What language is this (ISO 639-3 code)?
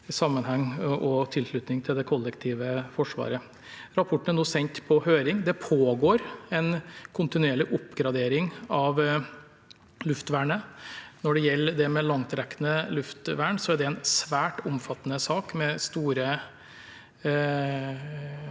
nor